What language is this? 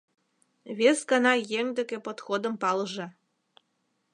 Mari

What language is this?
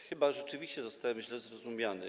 Polish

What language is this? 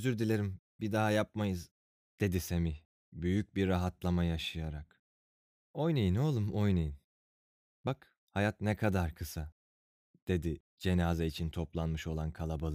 Turkish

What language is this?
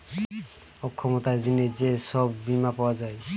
Bangla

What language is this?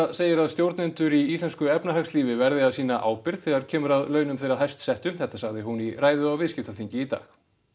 Icelandic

